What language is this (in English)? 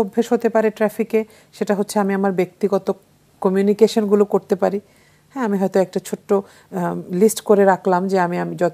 Bangla